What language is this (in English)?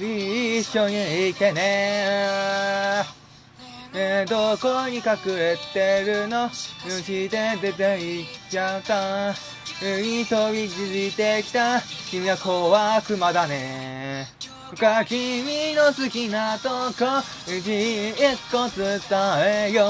Japanese